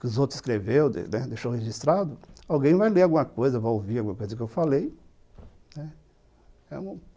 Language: Portuguese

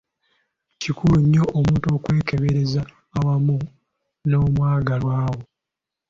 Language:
Ganda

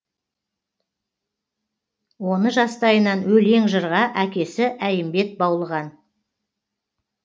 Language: Kazakh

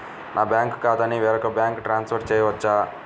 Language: Telugu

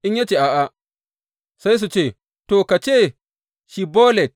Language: Hausa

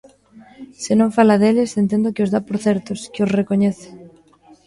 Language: Galician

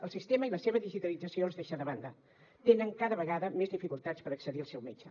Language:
Catalan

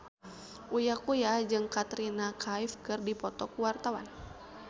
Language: Sundanese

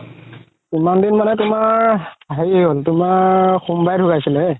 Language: Assamese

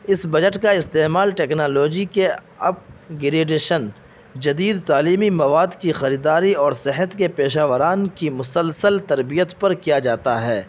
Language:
Urdu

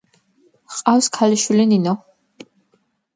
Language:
Georgian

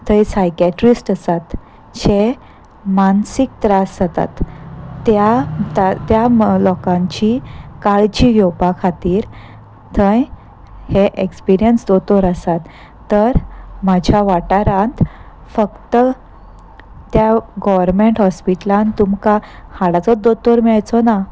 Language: Konkani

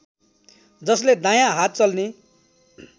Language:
Nepali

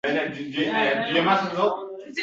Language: Uzbek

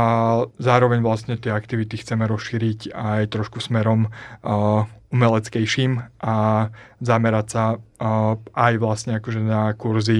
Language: Slovak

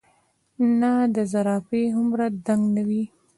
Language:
Pashto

